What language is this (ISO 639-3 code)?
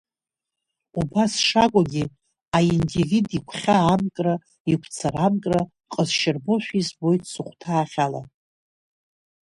abk